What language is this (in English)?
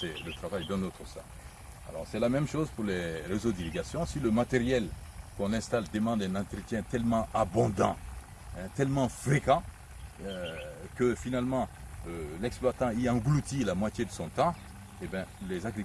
French